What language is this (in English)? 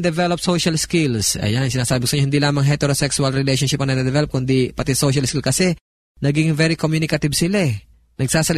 Filipino